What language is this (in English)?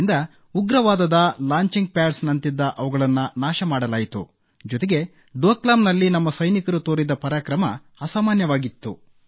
Kannada